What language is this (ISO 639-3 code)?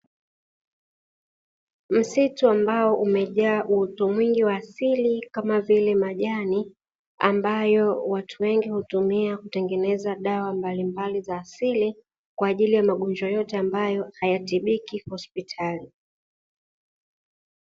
swa